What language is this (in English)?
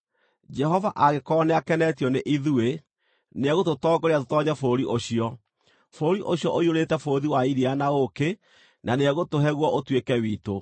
Kikuyu